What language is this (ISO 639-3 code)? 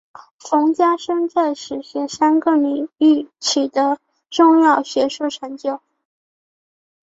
zho